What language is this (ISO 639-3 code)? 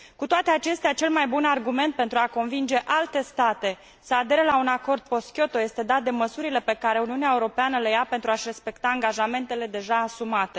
ron